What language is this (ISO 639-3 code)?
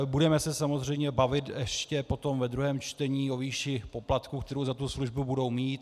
ces